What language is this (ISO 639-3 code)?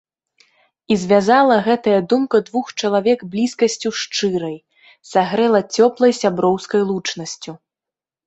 bel